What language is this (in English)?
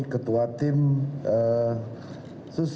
Indonesian